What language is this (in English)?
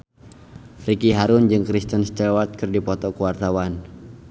Sundanese